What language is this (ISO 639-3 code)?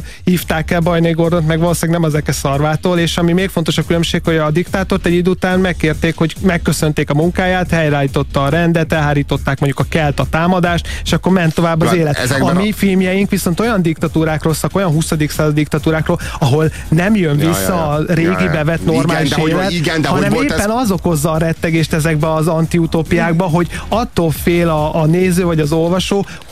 hun